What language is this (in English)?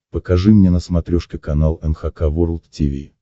Russian